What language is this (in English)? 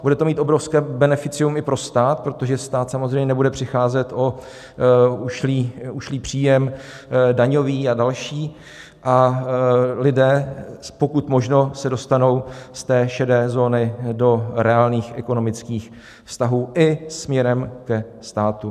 Czech